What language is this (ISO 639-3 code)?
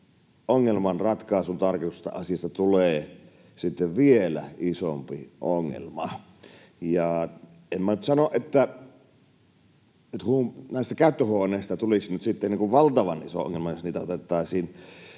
fin